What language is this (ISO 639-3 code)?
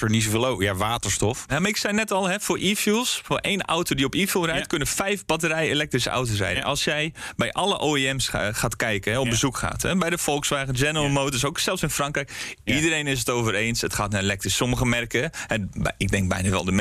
nld